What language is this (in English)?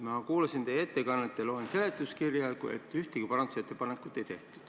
Estonian